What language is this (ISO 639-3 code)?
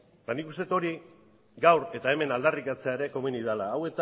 eus